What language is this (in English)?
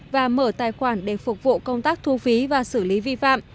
Vietnamese